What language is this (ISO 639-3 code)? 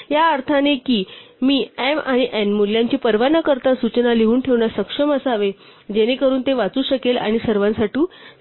mar